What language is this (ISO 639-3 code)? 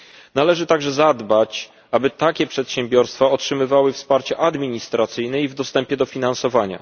pol